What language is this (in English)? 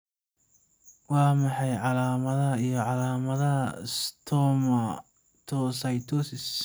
Somali